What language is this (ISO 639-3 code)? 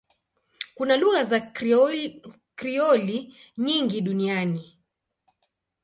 swa